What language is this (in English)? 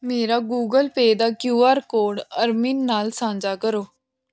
Punjabi